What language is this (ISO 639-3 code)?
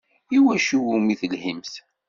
kab